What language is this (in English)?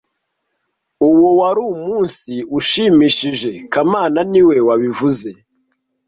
Kinyarwanda